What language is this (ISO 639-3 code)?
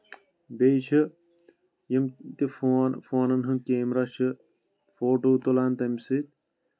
kas